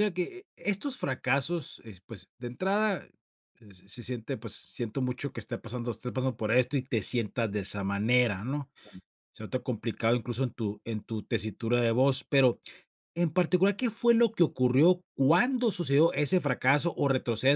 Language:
Spanish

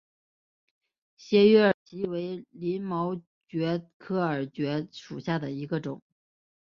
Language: Chinese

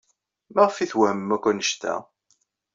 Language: Kabyle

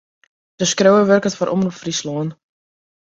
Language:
Western Frisian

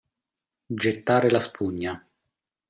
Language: Italian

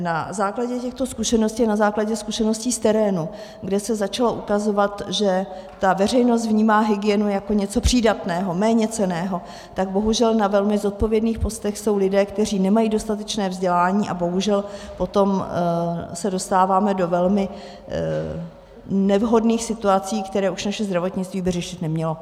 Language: Czech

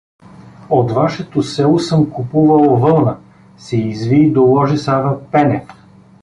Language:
Bulgarian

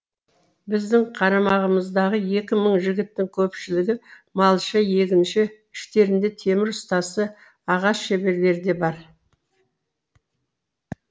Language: Kazakh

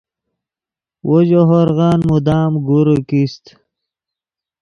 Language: Yidgha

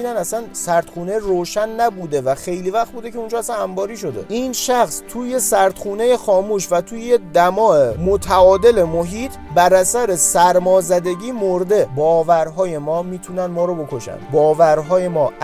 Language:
Persian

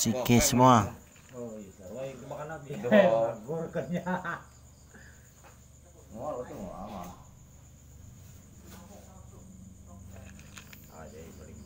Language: Indonesian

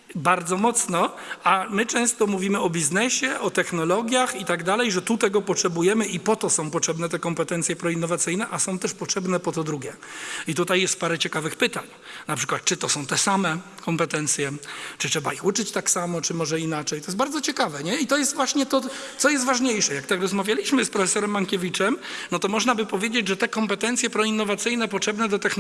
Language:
Polish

